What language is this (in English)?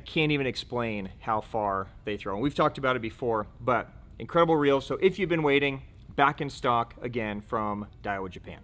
English